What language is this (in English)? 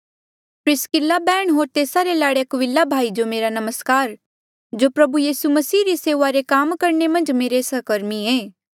Mandeali